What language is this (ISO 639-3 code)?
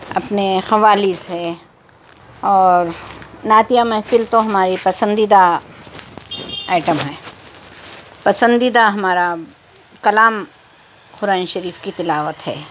urd